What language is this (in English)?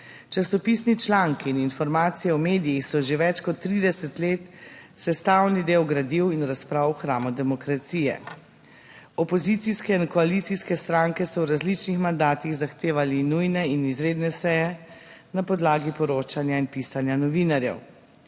Slovenian